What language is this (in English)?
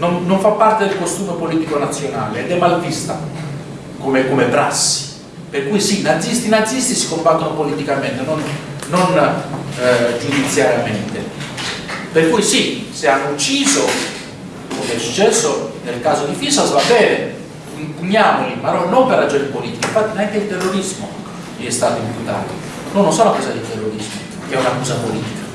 Italian